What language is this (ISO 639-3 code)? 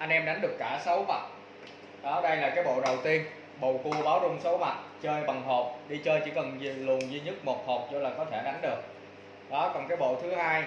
vie